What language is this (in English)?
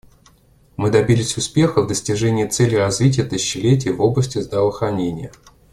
Russian